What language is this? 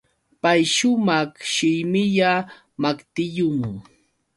Yauyos Quechua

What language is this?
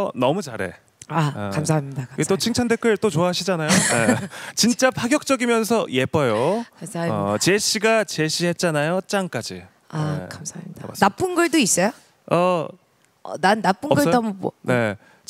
Korean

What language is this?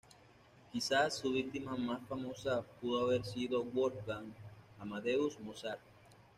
Spanish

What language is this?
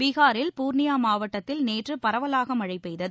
Tamil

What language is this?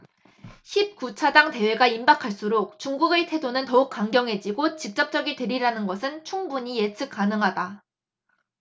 Korean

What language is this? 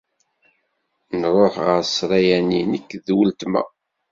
Kabyle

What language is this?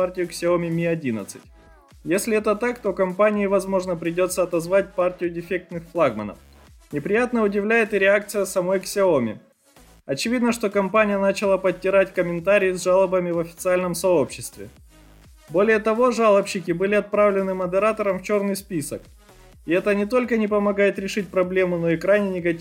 Russian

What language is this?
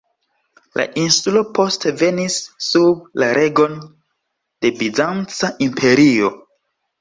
Esperanto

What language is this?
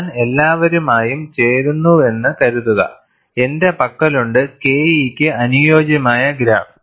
Malayalam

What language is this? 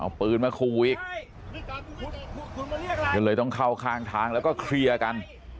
Thai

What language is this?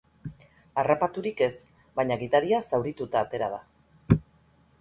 Basque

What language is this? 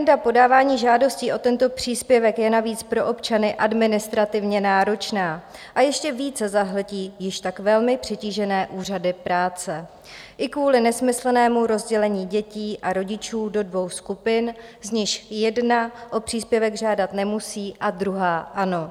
Czech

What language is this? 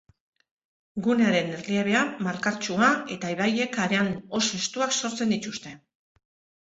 Basque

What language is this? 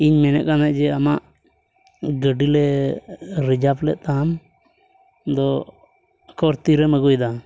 Santali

